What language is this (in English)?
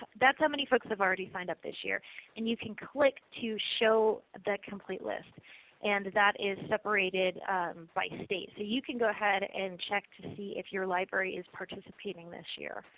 English